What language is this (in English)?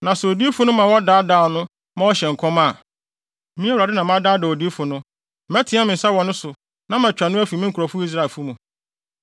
Akan